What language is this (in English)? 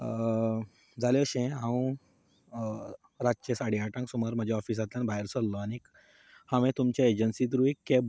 Konkani